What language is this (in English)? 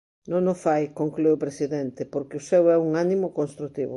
Galician